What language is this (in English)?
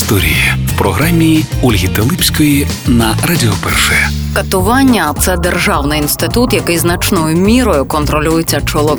Ukrainian